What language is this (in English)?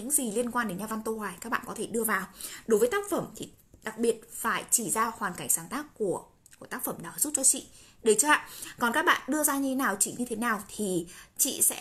Vietnamese